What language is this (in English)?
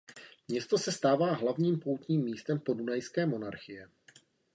Czech